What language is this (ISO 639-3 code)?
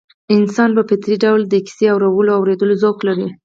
pus